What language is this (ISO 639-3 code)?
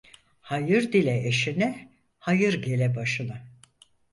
tur